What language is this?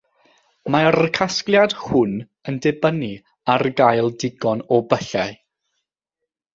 Welsh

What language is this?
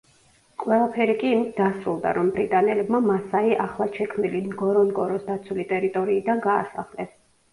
Georgian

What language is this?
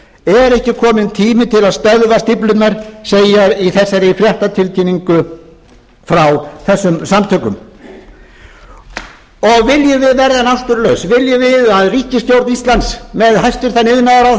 Icelandic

